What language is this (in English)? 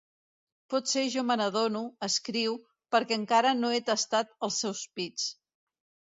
Catalan